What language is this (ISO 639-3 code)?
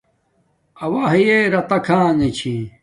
dmk